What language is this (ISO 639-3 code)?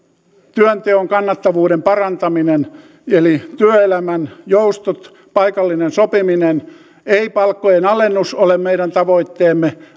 fin